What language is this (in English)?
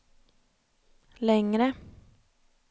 Swedish